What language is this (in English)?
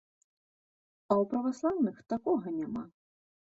Belarusian